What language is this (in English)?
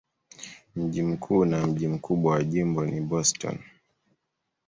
Swahili